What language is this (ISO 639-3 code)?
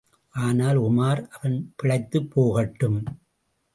tam